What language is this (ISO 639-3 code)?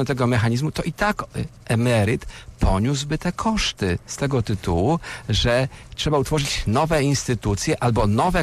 pol